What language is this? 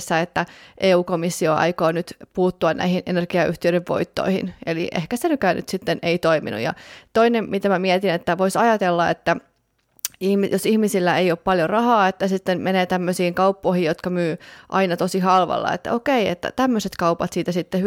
Finnish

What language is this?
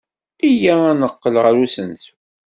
Kabyle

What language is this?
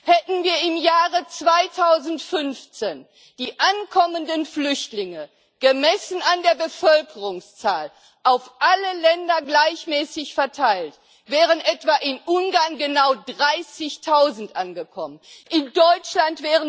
German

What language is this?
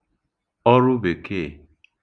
Igbo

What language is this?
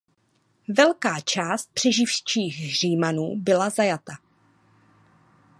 Czech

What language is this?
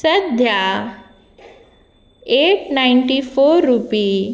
Konkani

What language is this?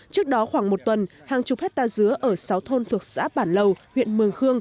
Vietnamese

